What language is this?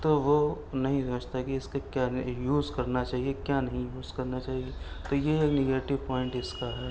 Urdu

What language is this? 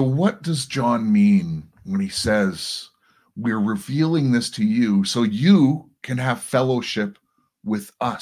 English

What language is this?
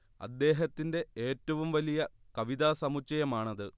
Malayalam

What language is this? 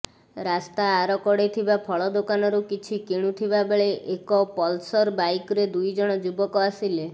Odia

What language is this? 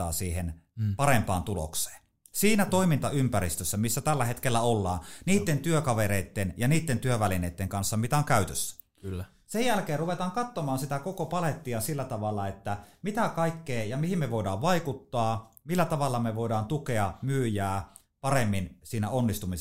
Finnish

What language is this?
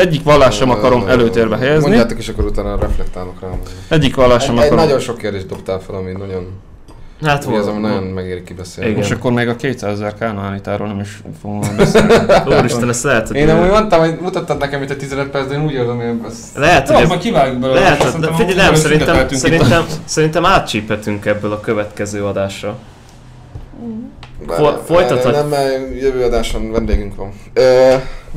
Hungarian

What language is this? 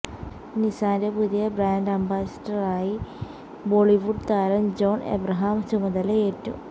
Malayalam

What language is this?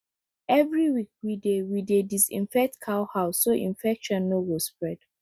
Nigerian Pidgin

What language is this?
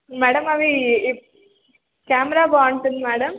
Telugu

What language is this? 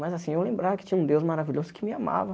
Portuguese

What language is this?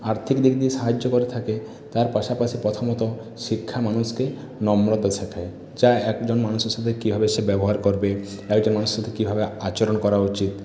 Bangla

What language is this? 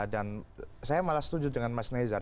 Indonesian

